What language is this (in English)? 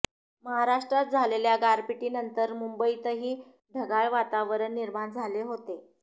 Marathi